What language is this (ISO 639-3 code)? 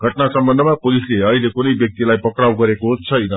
nep